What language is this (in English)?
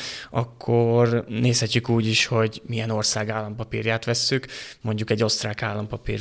Hungarian